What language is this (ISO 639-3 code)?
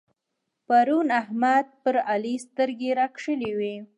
pus